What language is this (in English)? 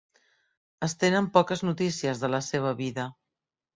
Catalan